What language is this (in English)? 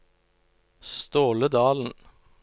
Norwegian